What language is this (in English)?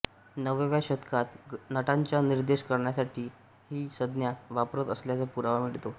Marathi